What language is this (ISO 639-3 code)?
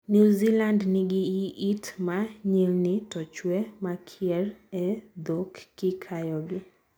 luo